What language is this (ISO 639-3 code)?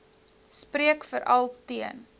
afr